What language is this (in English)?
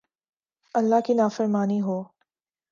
Urdu